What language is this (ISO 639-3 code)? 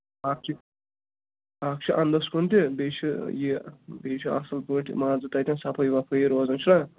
kas